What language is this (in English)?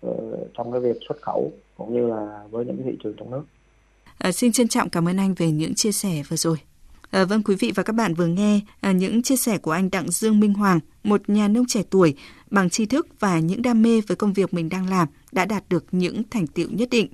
Vietnamese